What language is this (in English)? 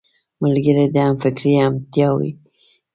Pashto